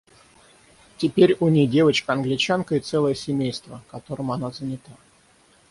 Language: Russian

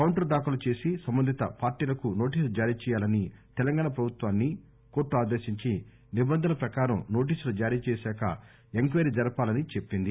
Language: Telugu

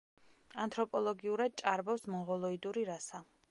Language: Georgian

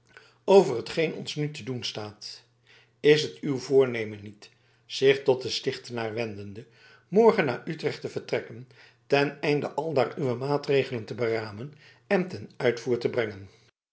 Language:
Dutch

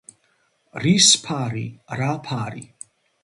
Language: Georgian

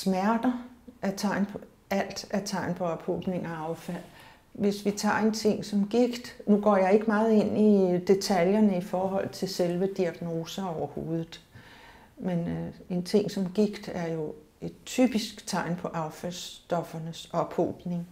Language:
Danish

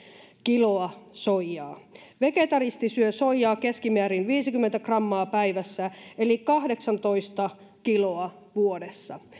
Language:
Finnish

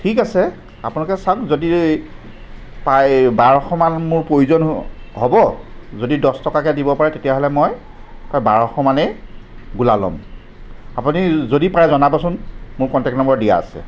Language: Assamese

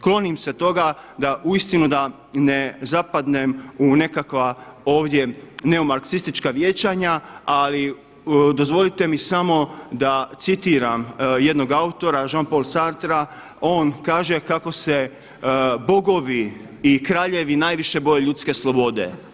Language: Croatian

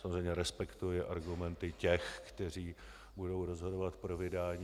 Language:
Czech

